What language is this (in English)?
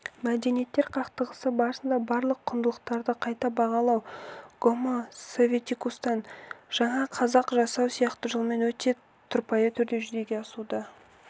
Kazakh